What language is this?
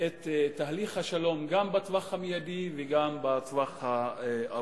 Hebrew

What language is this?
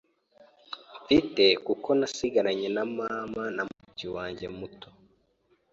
Kinyarwanda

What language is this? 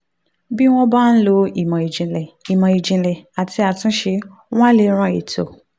Yoruba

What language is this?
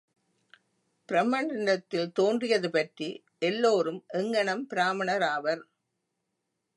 Tamil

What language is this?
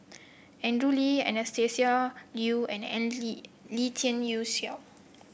English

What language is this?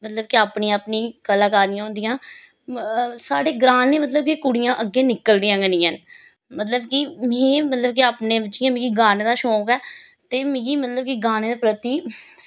Dogri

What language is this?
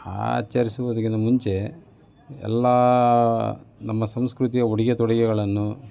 Kannada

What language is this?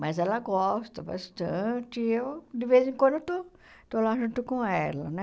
Portuguese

